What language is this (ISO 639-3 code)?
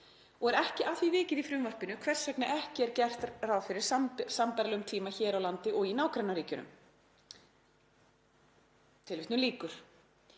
isl